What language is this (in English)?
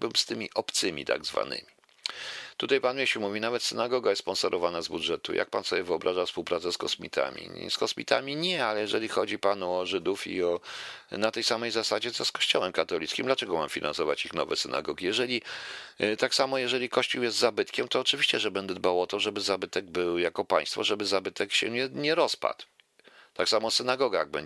Polish